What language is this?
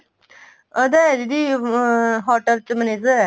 Punjabi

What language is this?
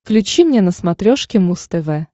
Russian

